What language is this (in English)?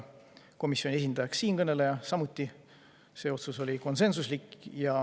Estonian